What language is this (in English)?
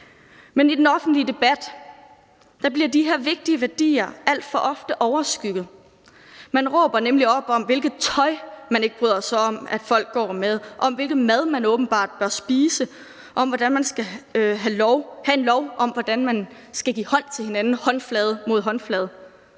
Danish